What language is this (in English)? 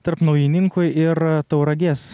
Lithuanian